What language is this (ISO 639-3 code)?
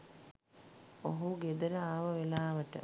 sin